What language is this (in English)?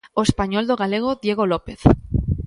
Galician